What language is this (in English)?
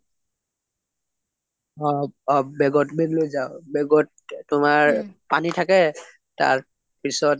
Assamese